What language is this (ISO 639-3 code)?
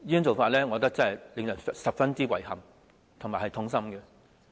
yue